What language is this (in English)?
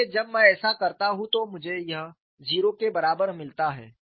Hindi